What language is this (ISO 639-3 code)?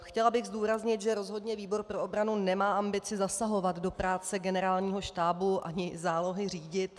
ces